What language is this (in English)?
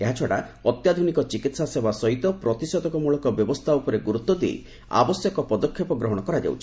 Odia